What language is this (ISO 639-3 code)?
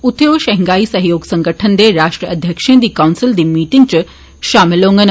doi